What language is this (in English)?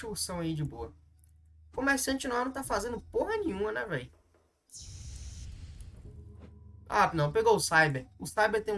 Portuguese